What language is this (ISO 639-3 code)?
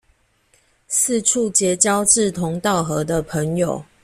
zho